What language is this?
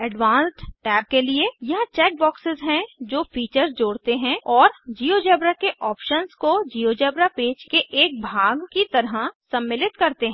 Hindi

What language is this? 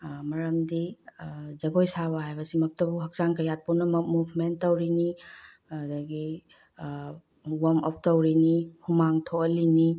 Manipuri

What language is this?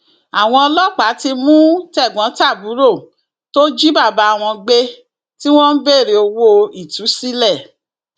Yoruba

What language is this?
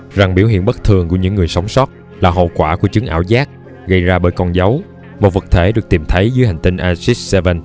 Vietnamese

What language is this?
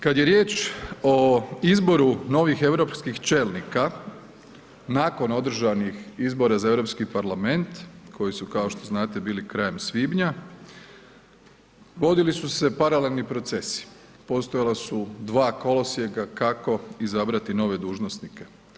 Croatian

